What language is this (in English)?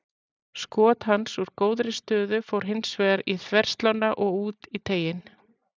Icelandic